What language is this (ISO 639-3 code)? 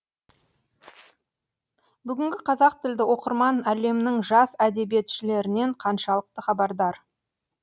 kaz